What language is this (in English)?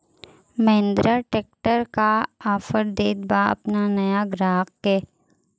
Bhojpuri